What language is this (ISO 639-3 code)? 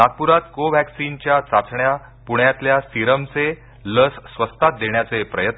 mar